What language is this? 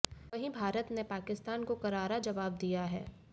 Hindi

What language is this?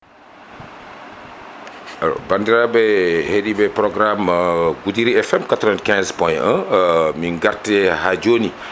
Fula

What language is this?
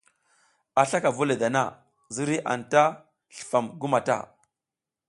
South Giziga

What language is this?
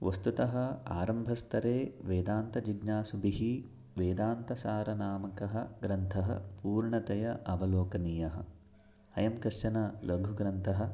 Sanskrit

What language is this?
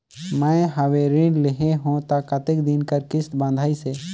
Chhattisgarhi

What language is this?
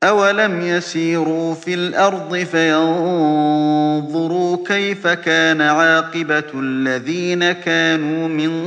Arabic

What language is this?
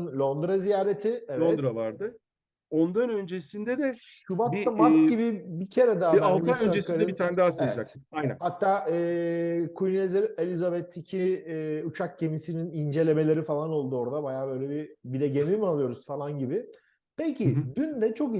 Turkish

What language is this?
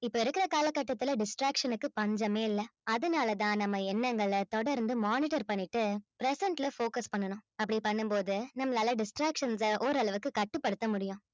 Tamil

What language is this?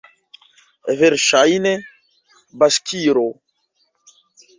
Esperanto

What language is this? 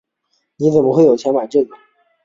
Chinese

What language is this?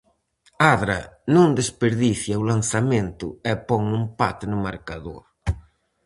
Galician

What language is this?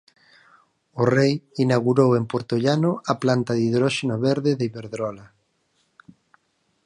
Galician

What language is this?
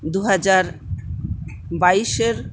Bangla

